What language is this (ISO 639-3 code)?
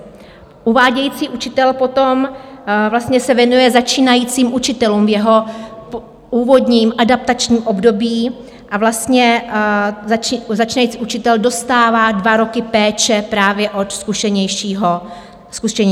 ces